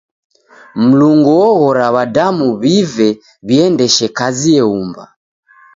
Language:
Taita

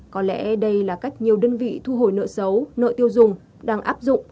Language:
Vietnamese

